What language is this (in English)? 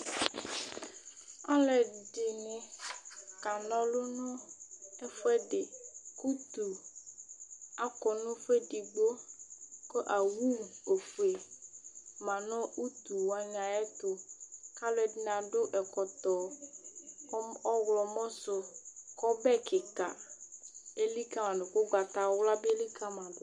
Ikposo